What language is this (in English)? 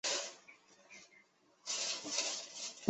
Chinese